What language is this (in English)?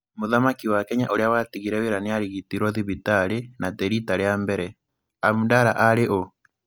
Kikuyu